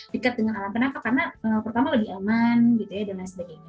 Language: Indonesian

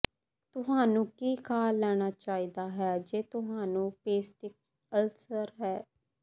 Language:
Punjabi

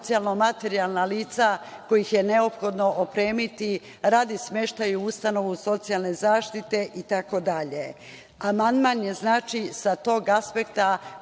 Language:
Serbian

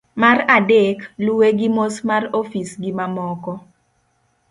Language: Luo (Kenya and Tanzania)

